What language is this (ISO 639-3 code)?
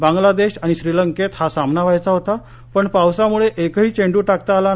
mar